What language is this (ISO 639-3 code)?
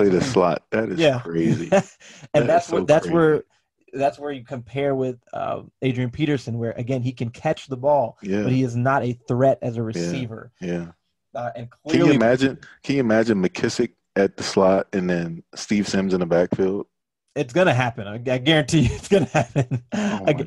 eng